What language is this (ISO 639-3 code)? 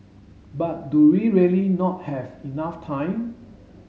eng